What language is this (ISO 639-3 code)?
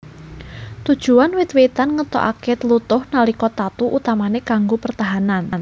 jav